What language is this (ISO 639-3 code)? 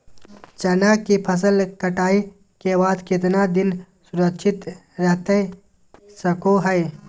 mag